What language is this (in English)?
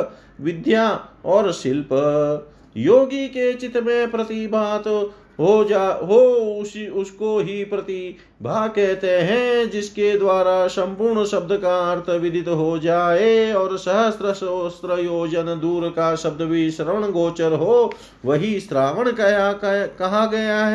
Hindi